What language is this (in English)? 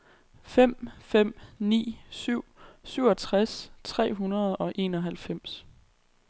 Danish